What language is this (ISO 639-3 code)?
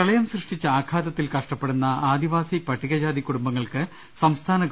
mal